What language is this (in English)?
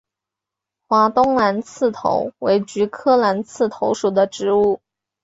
Chinese